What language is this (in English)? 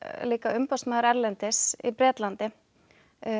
Icelandic